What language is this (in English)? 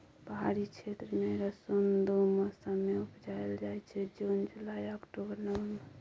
Maithili